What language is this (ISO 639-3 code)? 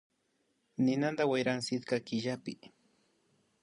qvi